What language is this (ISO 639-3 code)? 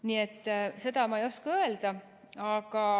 est